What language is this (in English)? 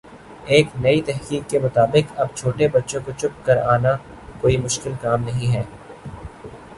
Urdu